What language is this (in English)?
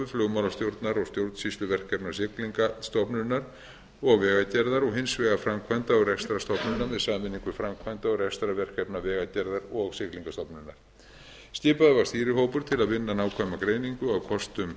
Icelandic